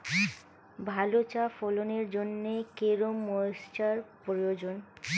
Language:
Bangla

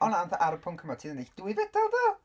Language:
Welsh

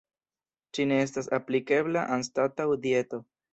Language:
Esperanto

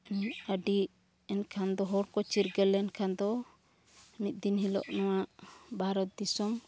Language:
Santali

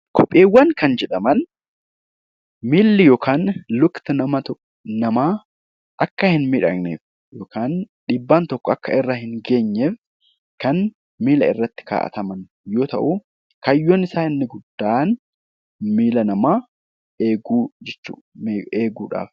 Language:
Oromo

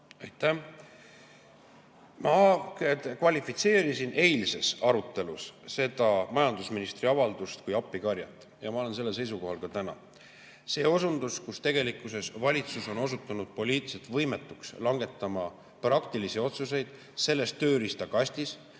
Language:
Estonian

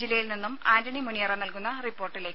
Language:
Malayalam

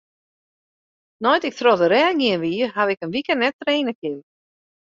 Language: Western Frisian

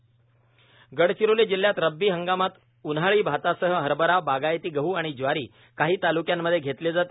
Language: Marathi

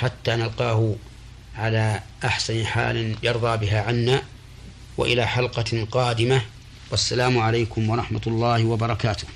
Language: Arabic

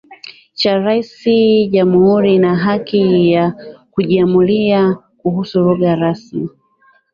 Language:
Swahili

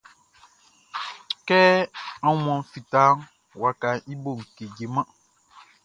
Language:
Baoulé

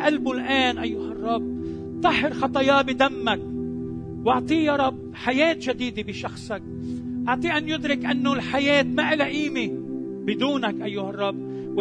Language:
Arabic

